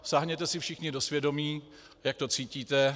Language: Czech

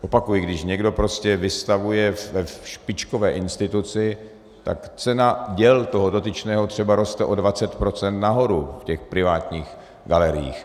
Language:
Czech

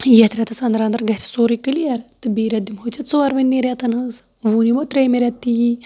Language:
Kashmiri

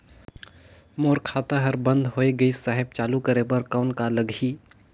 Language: Chhattisgarhi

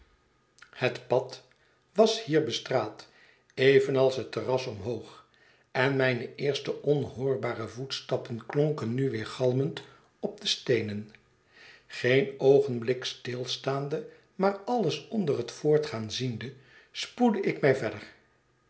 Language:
Dutch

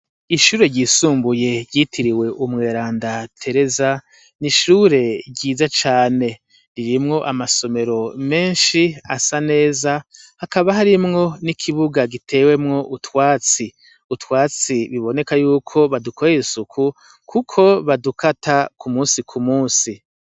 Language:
Rundi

